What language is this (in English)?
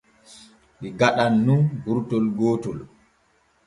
Borgu Fulfulde